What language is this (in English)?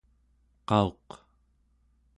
Central Yupik